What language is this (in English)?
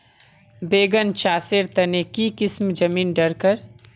Magahi